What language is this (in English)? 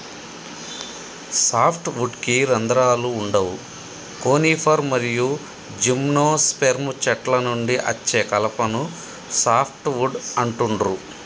Telugu